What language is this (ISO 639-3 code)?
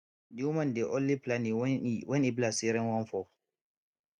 pcm